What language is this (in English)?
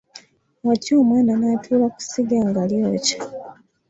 Ganda